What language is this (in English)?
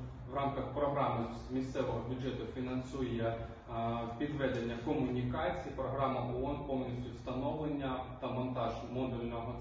Ukrainian